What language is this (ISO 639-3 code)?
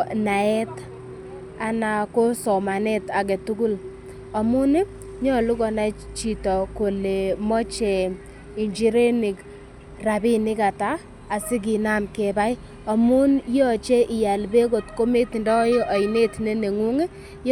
kln